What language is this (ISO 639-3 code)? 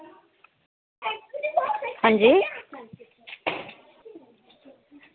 doi